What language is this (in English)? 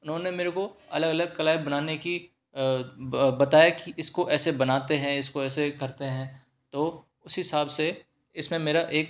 Hindi